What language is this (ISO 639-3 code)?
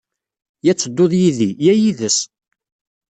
kab